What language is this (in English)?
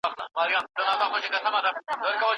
Pashto